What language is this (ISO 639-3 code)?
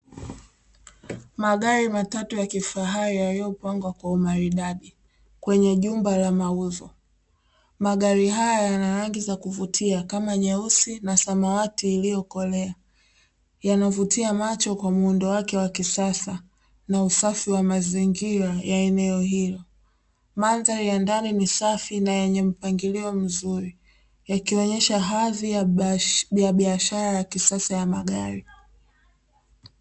swa